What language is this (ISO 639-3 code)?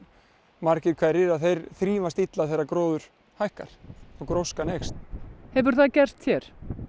isl